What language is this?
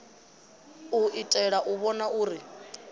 Venda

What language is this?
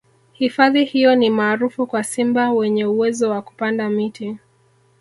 Swahili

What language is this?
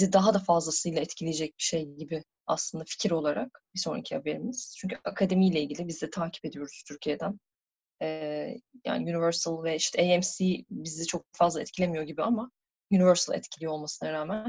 Turkish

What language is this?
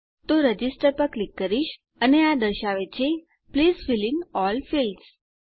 Gujarati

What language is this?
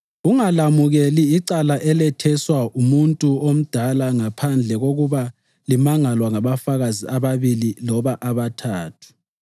North Ndebele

